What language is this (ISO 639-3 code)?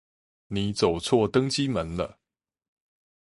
zho